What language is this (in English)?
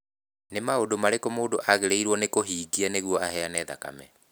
Kikuyu